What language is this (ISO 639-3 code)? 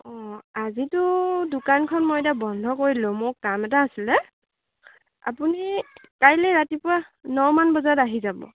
asm